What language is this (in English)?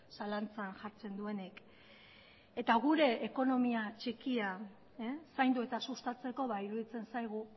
Basque